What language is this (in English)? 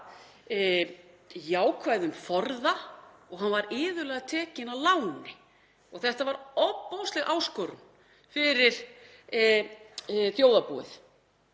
Icelandic